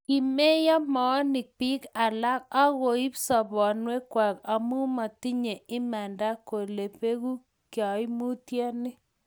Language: Kalenjin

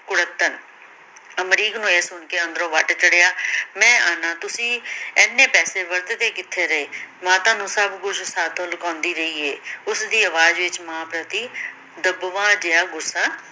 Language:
Punjabi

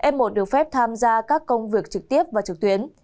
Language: Vietnamese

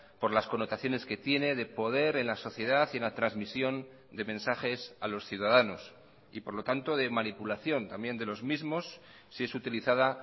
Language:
Spanish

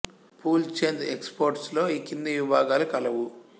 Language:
Telugu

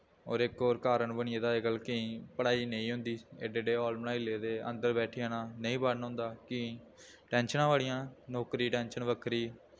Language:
Dogri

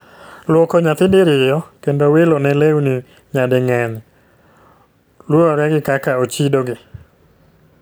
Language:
Luo (Kenya and Tanzania)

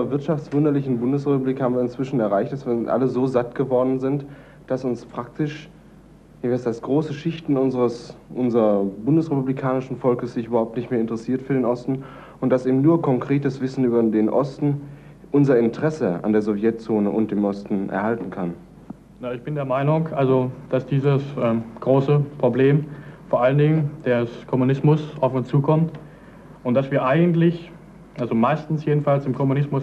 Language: German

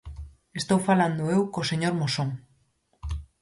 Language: Galician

